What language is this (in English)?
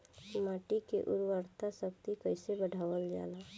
Bhojpuri